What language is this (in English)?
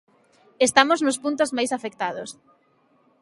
Galician